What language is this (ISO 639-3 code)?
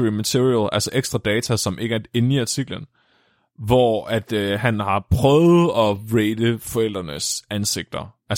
dan